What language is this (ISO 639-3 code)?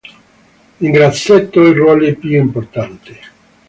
ita